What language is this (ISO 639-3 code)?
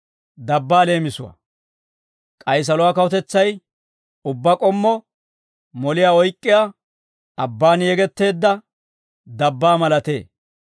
dwr